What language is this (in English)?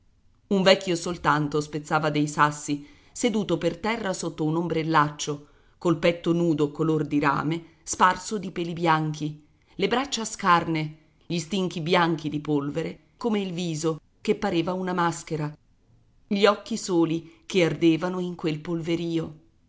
Italian